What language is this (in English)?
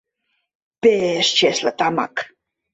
Mari